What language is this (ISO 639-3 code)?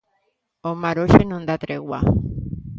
glg